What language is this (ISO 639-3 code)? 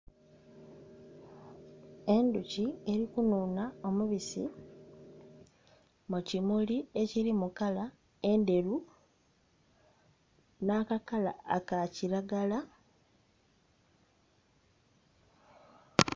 xog